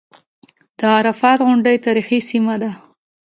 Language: Pashto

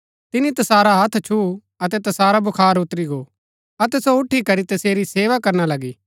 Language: Gaddi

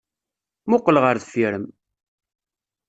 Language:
Kabyle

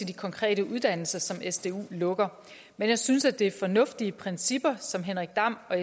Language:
Danish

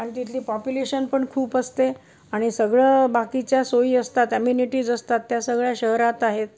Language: Marathi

